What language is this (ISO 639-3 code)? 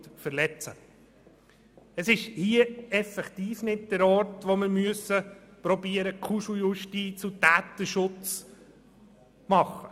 gsw